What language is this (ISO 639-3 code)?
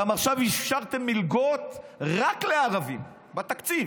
heb